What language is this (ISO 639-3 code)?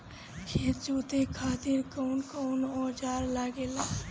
bho